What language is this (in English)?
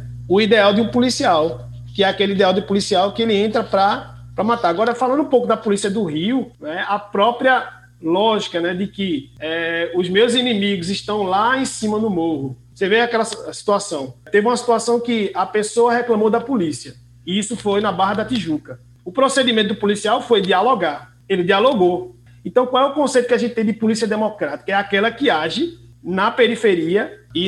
Portuguese